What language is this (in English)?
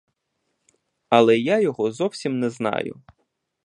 Ukrainian